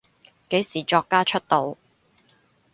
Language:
Cantonese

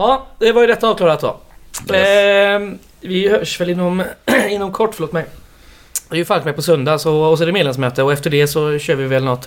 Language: Swedish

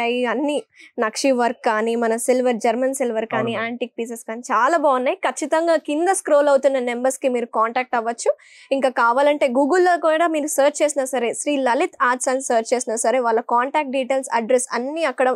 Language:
Hindi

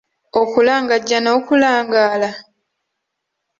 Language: Ganda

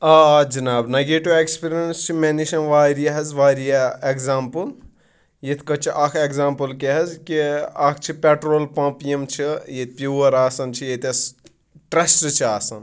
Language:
Kashmiri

